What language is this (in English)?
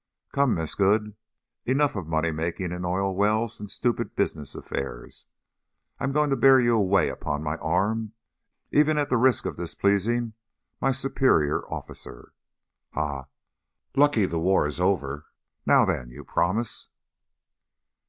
English